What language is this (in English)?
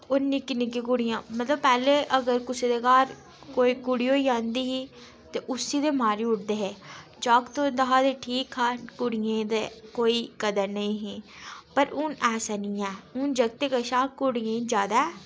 Dogri